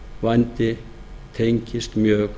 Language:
Icelandic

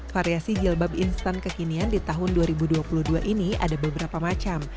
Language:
Indonesian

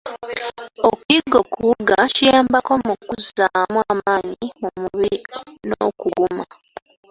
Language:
Ganda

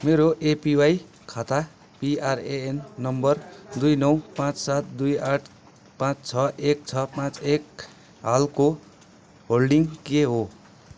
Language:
Nepali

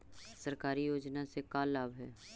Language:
Magahi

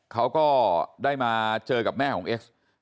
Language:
Thai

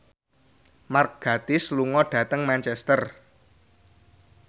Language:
Javanese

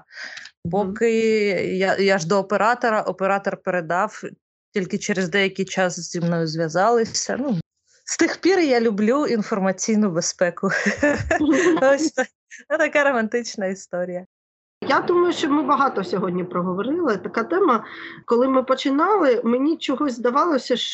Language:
Ukrainian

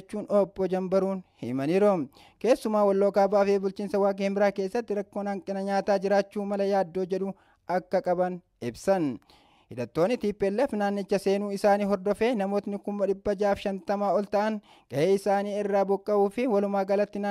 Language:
Indonesian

